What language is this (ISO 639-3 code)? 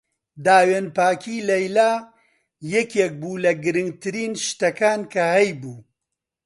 ckb